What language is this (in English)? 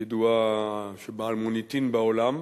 Hebrew